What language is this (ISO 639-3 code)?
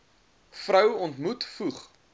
afr